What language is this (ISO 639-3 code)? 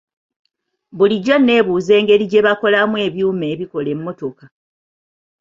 lug